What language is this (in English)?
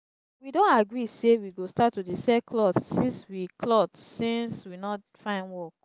Nigerian Pidgin